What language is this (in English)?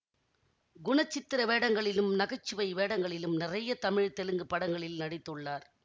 Tamil